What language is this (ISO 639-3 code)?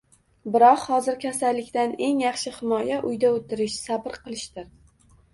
uzb